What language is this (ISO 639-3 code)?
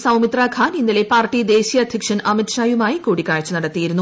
mal